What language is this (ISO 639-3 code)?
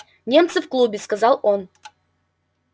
rus